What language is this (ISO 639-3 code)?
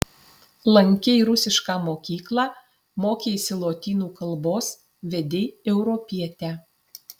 lit